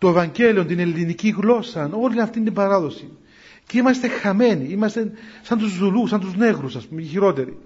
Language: Greek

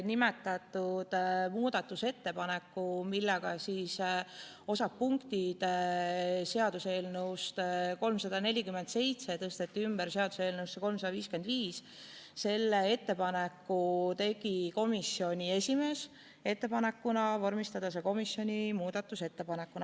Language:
Estonian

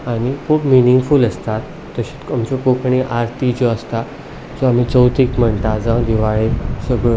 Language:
Konkani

